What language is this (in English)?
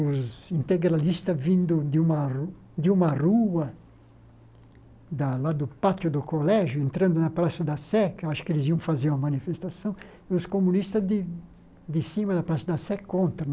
Portuguese